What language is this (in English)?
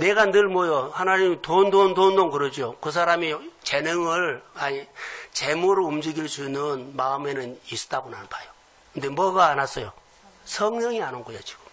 Korean